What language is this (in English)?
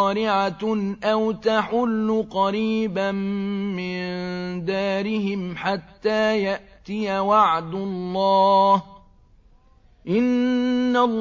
Arabic